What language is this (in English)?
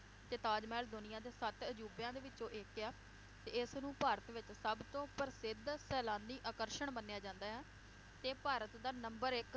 Punjabi